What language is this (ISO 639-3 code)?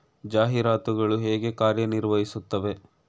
kan